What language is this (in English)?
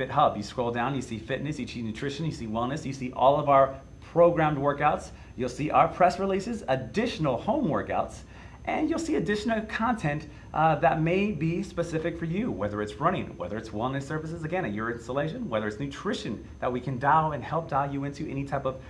English